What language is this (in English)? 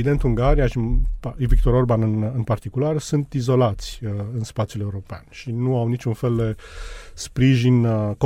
Romanian